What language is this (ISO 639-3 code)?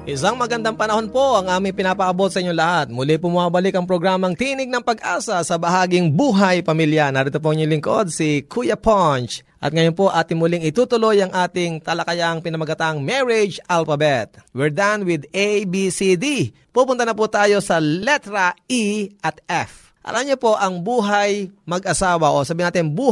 fil